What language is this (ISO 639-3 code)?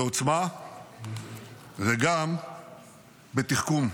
heb